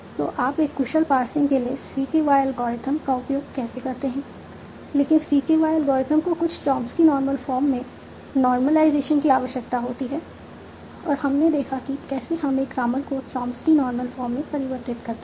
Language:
Hindi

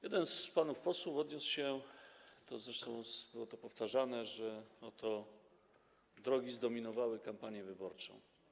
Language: Polish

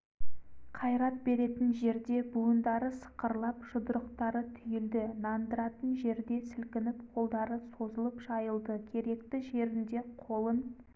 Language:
Kazakh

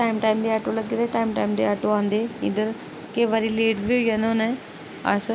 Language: Dogri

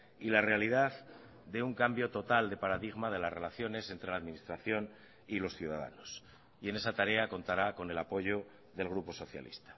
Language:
Spanish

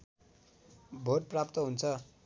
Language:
Nepali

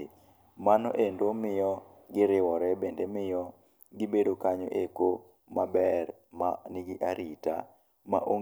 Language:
Luo (Kenya and Tanzania)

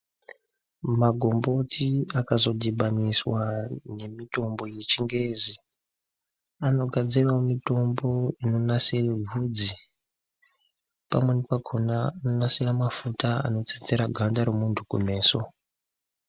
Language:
Ndau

